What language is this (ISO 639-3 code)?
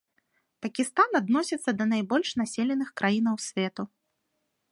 bel